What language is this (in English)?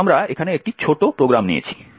Bangla